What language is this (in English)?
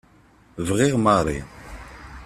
Kabyle